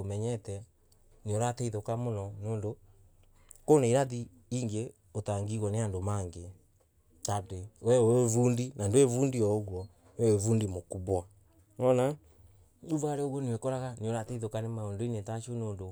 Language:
Embu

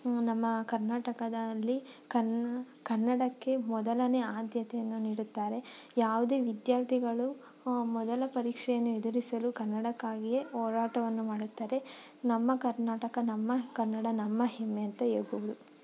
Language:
Kannada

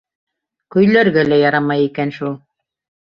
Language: Bashkir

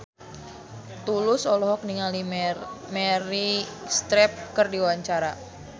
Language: Sundanese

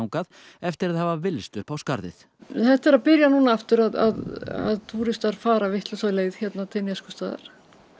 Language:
Icelandic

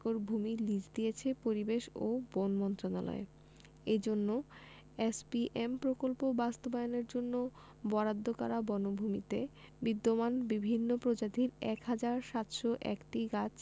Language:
Bangla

